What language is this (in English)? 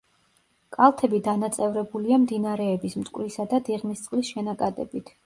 Georgian